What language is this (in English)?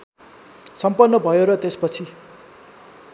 Nepali